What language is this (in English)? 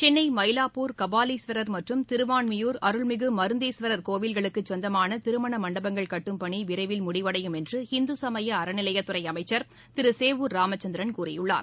Tamil